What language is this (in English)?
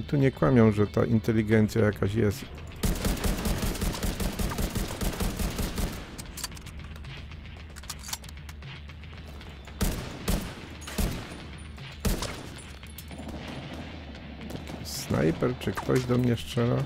Polish